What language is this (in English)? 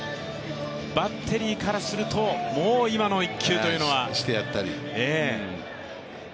Japanese